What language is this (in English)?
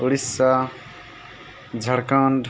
Santali